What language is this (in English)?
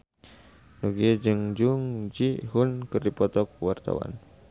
Sundanese